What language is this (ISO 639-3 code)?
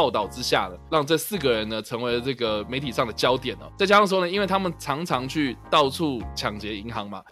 zho